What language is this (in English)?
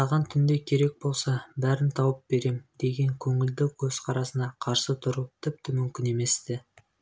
Kazakh